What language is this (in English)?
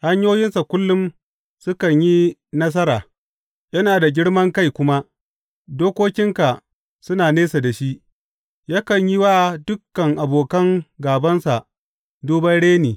Hausa